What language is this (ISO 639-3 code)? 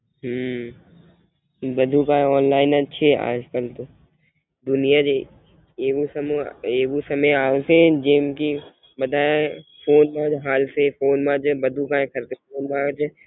guj